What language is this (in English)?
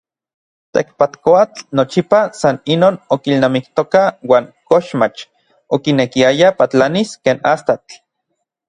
Orizaba Nahuatl